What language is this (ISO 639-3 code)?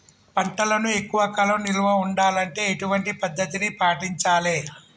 tel